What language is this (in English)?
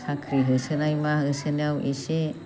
Bodo